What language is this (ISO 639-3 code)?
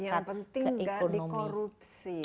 ind